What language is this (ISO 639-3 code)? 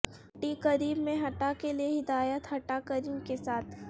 urd